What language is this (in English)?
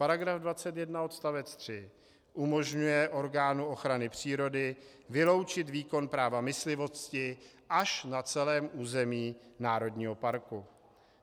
Czech